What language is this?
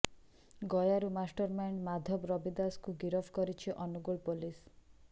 Odia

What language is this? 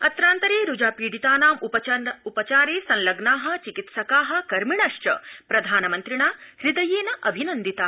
Sanskrit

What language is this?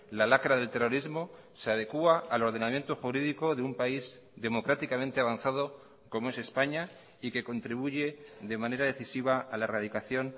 Spanish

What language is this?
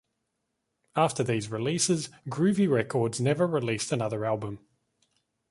English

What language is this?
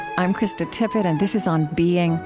English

